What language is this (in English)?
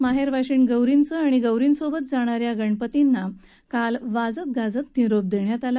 Marathi